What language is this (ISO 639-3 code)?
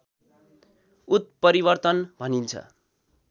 nep